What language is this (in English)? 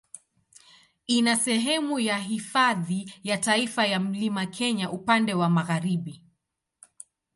Swahili